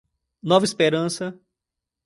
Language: Portuguese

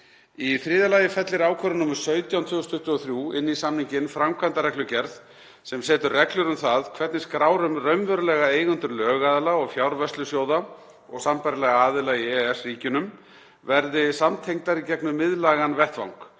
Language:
Icelandic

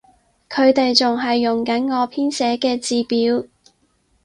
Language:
Cantonese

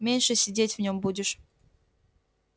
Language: Russian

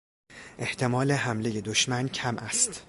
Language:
Persian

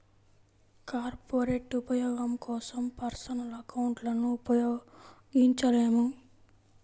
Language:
Telugu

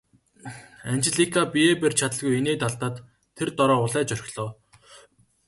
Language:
Mongolian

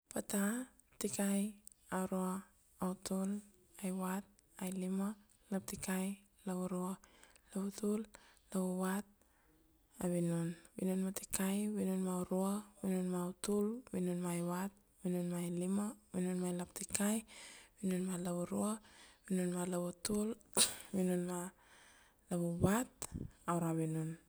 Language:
Kuanua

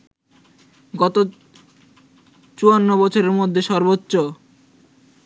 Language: Bangla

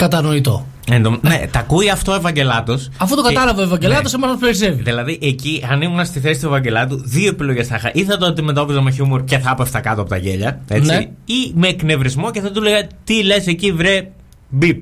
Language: Greek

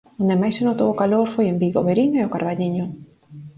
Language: Galician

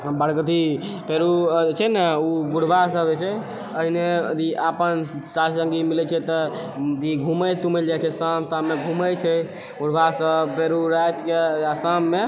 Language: Maithili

